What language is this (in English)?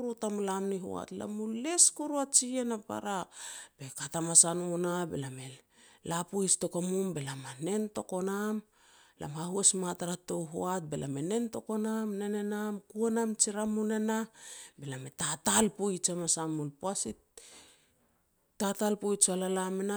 Petats